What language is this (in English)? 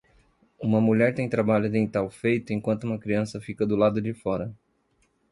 Portuguese